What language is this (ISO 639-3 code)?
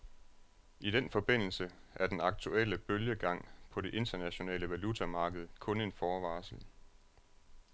dan